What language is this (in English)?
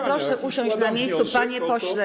Polish